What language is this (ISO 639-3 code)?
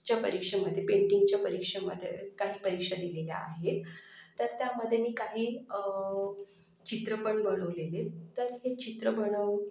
mar